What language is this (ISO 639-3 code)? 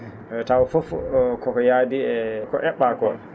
ful